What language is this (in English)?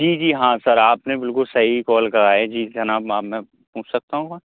Urdu